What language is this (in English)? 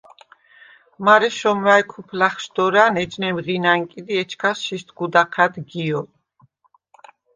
Svan